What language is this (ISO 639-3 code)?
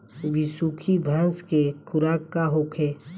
bho